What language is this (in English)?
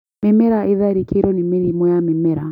Kikuyu